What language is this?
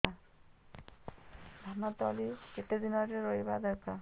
Odia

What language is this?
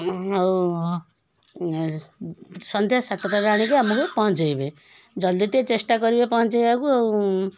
Odia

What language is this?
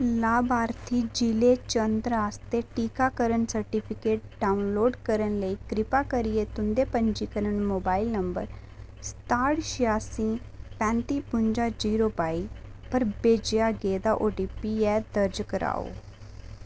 Dogri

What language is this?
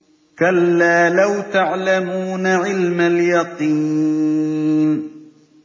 Arabic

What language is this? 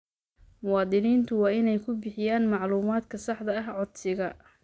Somali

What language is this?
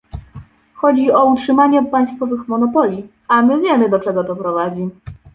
Polish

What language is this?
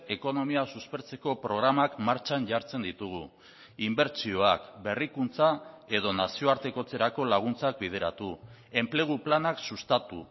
Basque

